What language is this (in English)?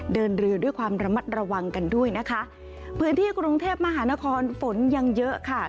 Thai